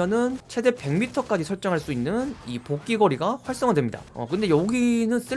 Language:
Korean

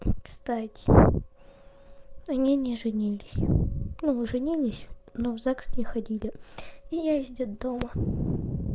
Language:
Russian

